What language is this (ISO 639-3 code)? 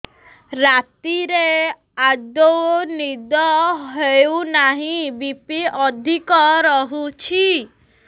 ori